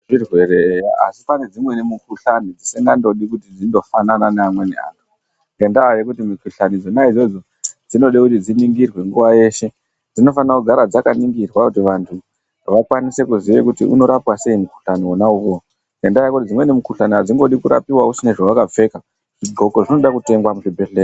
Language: Ndau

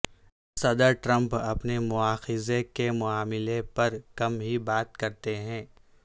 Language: Urdu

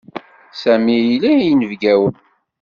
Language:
Kabyle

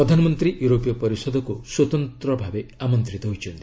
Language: Odia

